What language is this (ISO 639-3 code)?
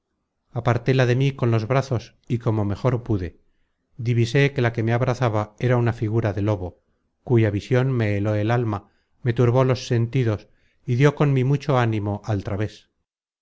spa